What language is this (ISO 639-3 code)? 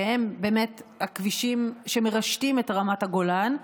heb